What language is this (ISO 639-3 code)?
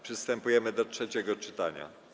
pol